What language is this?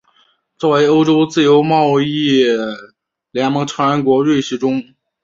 Chinese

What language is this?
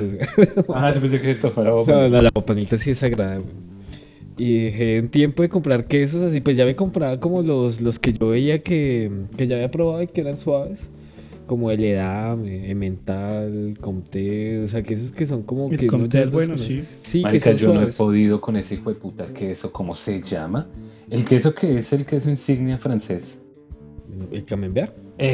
Spanish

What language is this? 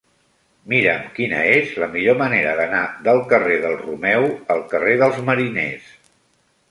Catalan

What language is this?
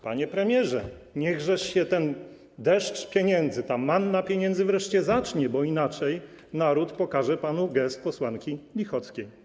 Polish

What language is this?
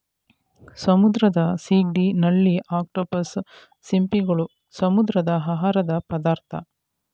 Kannada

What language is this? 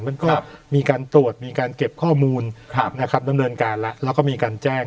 Thai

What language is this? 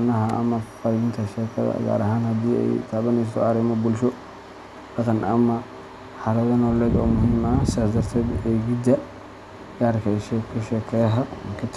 Somali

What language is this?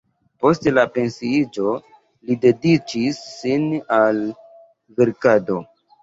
Esperanto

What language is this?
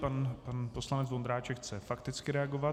Czech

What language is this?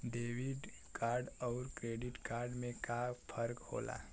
Bhojpuri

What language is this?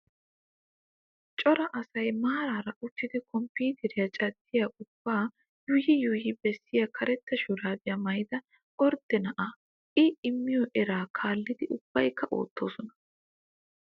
Wolaytta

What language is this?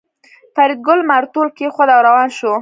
Pashto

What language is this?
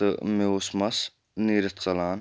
Kashmiri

